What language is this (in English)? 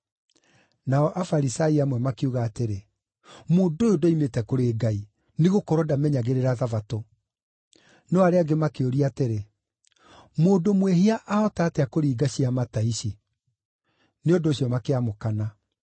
Kikuyu